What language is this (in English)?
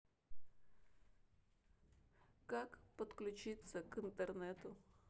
Russian